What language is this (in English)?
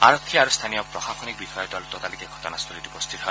Assamese